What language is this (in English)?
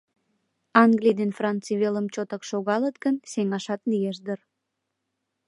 Mari